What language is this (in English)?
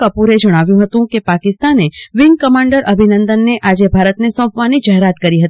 Gujarati